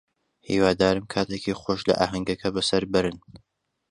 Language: Central Kurdish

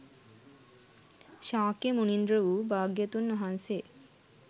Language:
Sinhala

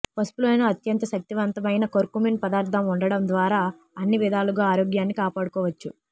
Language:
Telugu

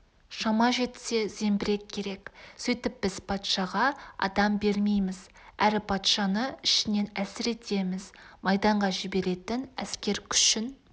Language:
Kazakh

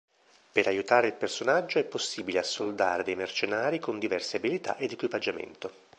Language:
Italian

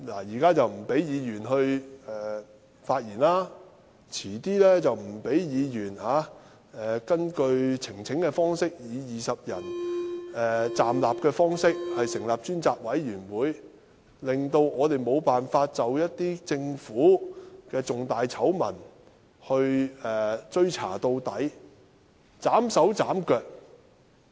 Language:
Cantonese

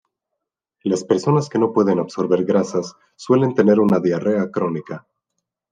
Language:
Spanish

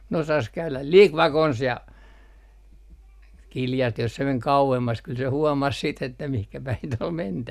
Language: Finnish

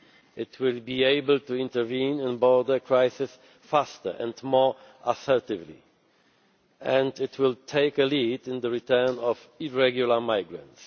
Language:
English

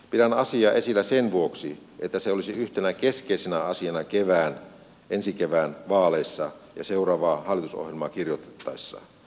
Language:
Finnish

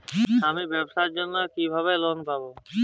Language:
Bangla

